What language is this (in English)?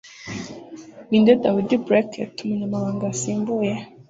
Kinyarwanda